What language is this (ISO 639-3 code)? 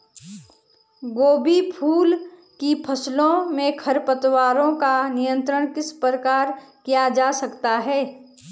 hin